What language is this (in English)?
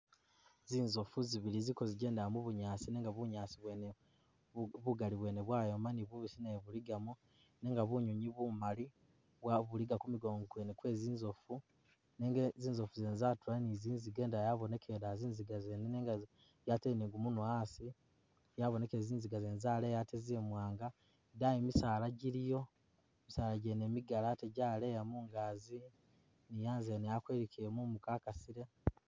Masaaba